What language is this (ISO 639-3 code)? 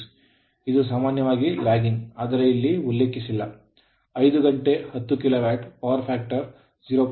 kan